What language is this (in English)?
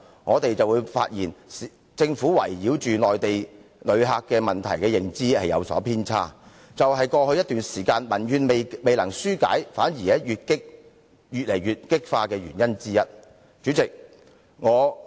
Cantonese